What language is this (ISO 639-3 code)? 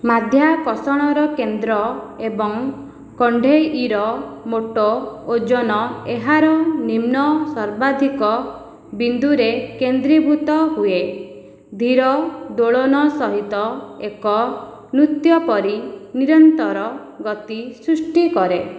ori